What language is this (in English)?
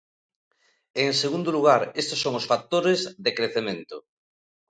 Galician